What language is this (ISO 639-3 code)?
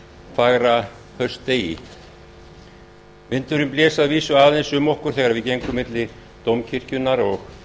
isl